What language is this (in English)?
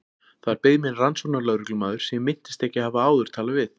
Icelandic